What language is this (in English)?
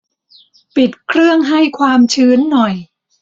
Thai